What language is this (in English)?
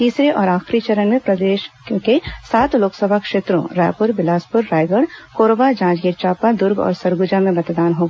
Hindi